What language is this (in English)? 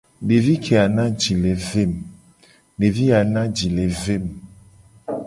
Gen